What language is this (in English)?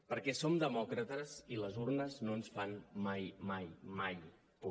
Catalan